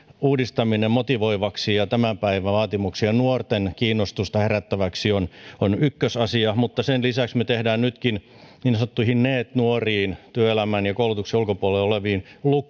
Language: Finnish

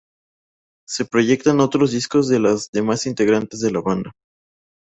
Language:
Spanish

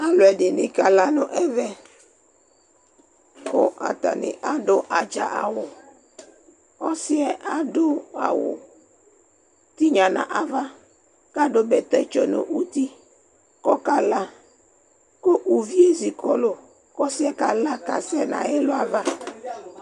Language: Ikposo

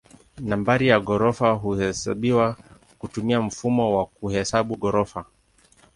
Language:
Swahili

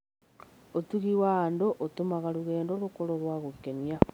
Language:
Kikuyu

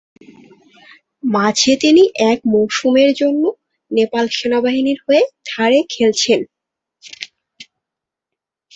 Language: Bangla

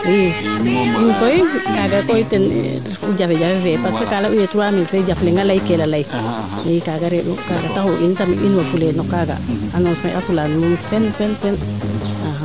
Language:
Serer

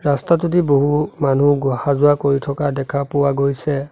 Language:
Assamese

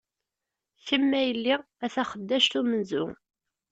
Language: Kabyle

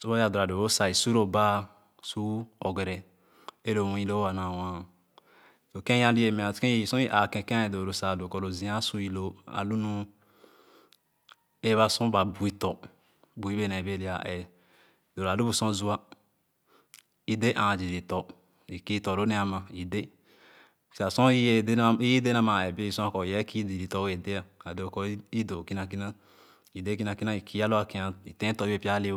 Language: Khana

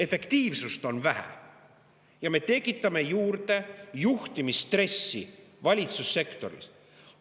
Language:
Estonian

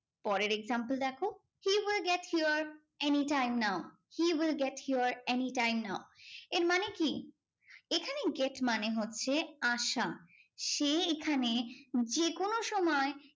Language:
Bangla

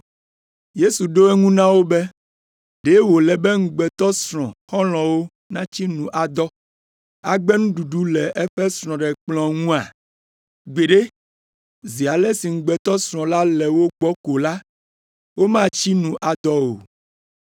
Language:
Ewe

